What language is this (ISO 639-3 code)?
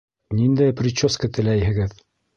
bak